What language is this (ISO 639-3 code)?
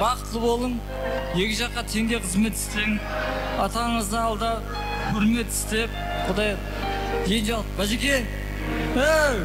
tur